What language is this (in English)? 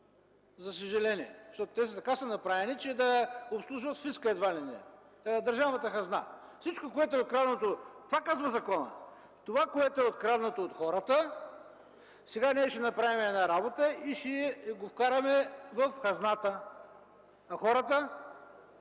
Bulgarian